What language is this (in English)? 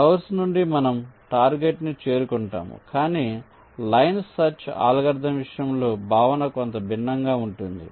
Telugu